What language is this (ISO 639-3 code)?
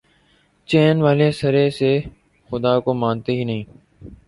urd